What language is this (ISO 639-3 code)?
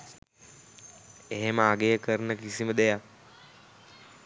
sin